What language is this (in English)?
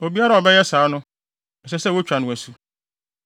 Akan